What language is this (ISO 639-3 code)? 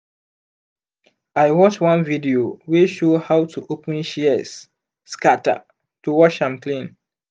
pcm